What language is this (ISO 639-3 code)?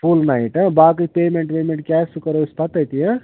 kas